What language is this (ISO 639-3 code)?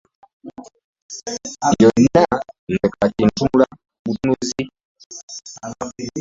lug